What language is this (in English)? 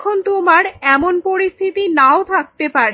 Bangla